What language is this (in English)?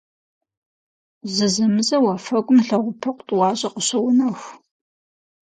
Kabardian